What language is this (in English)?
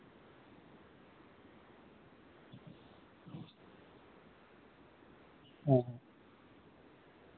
Santali